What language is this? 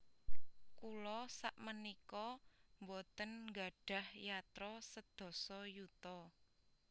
Javanese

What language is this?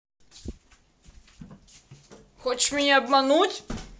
Russian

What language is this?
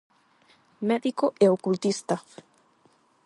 Galician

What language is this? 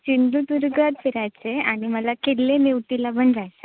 Marathi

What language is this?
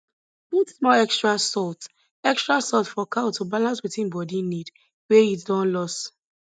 Nigerian Pidgin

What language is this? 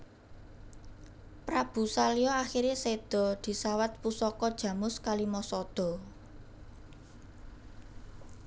Javanese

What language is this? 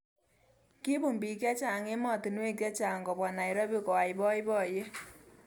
Kalenjin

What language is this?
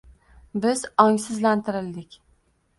Uzbek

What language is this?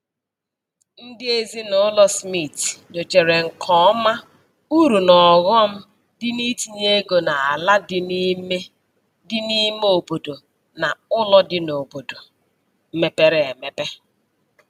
Igbo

